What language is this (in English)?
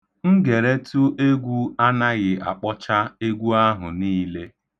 Igbo